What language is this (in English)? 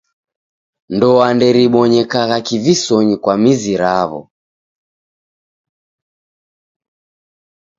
Taita